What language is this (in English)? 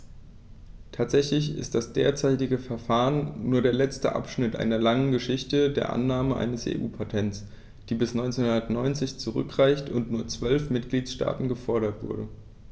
German